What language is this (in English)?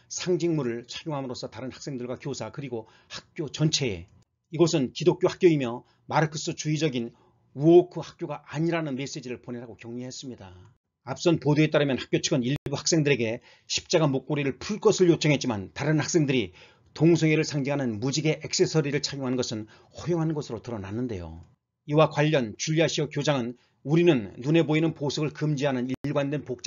Korean